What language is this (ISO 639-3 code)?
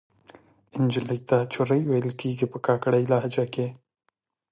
pus